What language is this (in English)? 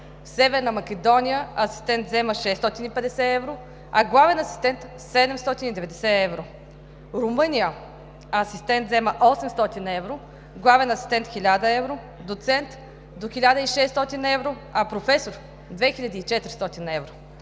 Bulgarian